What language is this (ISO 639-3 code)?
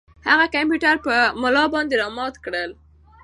pus